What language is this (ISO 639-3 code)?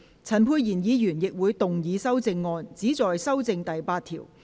yue